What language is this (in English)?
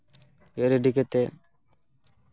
Santali